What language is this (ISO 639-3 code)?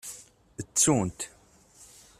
kab